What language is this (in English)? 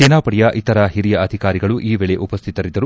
Kannada